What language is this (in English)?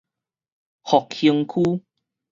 Min Nan Chinese